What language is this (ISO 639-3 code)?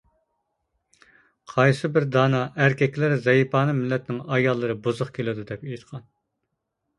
uig